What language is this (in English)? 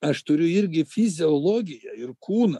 Lithuanian